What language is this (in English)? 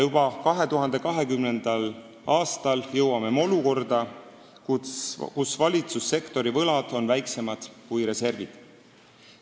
Estonian